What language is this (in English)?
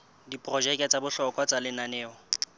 Southern Sotho